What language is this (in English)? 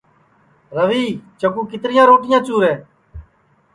Sansi